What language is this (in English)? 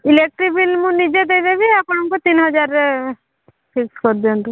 Odia